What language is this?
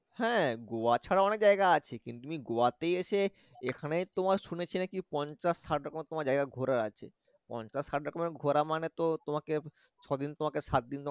Bangla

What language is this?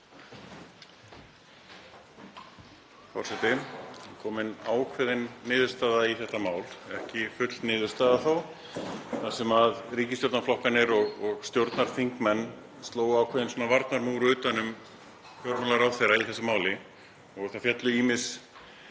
Icelandic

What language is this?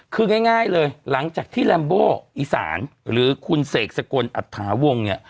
Thai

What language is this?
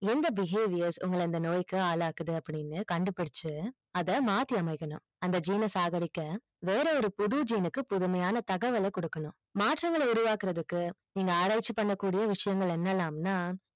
Tamil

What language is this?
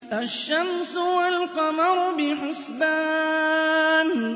Arabic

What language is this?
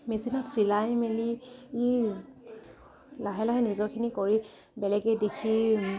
Assamese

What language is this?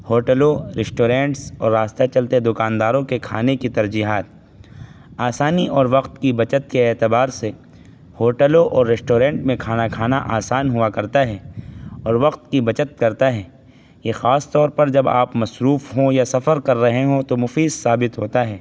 Urdu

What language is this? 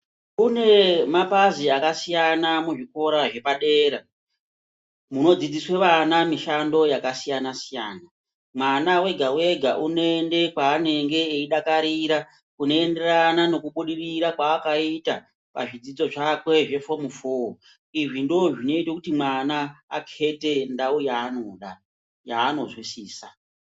Ndau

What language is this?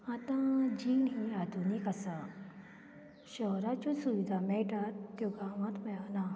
Konkani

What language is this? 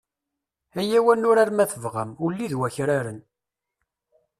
Kabyle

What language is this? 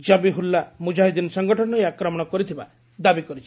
Odia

